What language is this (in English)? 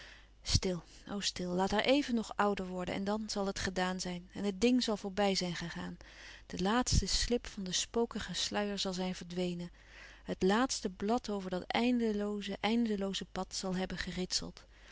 Dutch